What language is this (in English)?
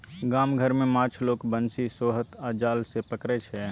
Maithili